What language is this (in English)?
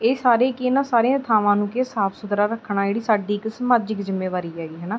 Punjabi